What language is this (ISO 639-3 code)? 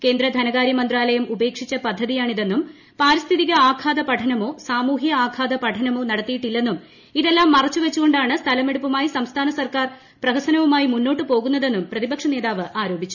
mal